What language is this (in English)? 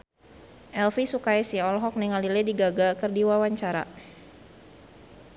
Sundanese